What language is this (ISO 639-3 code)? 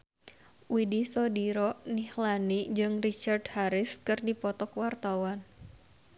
sun